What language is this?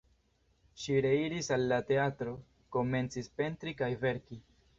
Esperanto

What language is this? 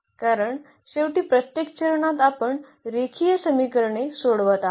Marathi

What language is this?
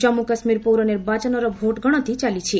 Odia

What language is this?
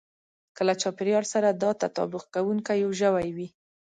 Pashto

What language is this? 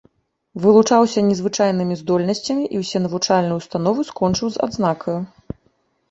Belarusian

